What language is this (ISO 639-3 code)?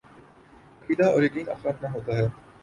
urd